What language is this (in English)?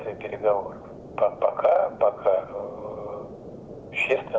Indonesian